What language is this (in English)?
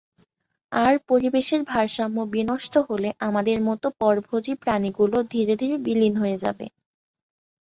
Bangla